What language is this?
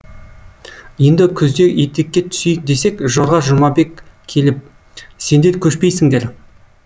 Kazakh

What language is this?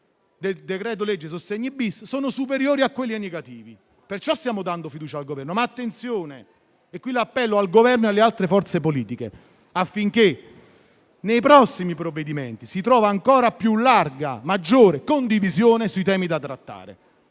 Italian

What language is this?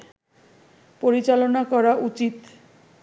Bangla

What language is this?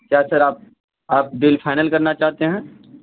Urdu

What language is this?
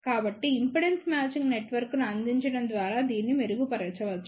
Telugu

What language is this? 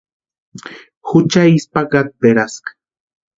Western Highland Purepecha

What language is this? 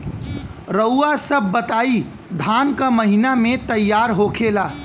Bhojpuri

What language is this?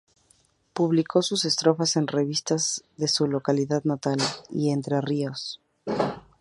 Spanish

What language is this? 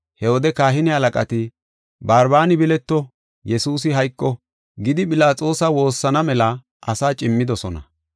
Gofa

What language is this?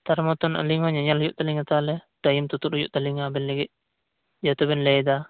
Santali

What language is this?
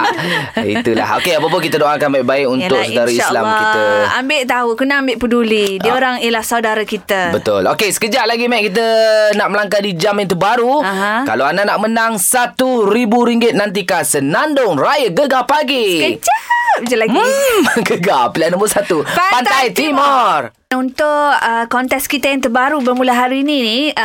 Malay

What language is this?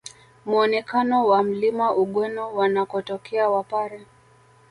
Swahili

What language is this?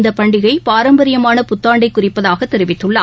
Tamil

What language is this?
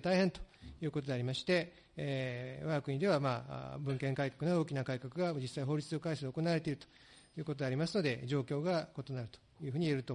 Japanese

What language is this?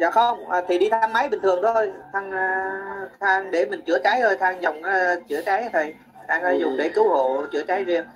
Vietnamese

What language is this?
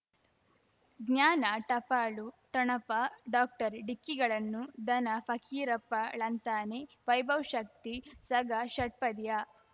Kannada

